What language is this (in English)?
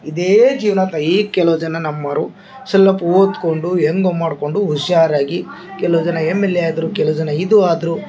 Kannada